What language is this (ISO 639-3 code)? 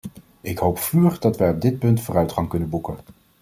nld